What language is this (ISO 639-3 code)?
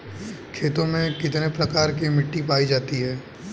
hin